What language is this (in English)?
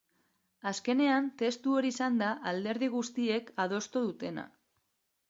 Basque